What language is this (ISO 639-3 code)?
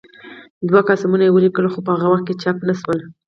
pus